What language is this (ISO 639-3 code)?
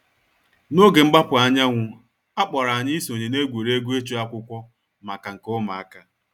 ibo